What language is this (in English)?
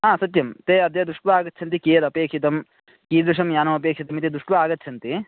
Sanskrit